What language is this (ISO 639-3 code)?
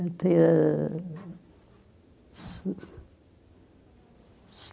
por